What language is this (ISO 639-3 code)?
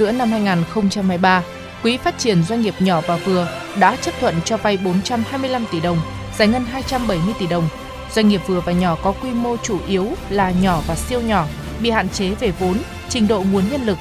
vie